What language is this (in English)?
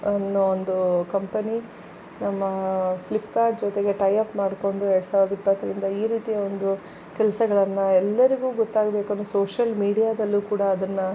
Kannada